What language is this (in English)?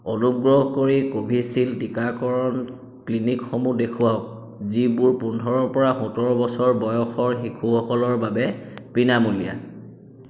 Assamese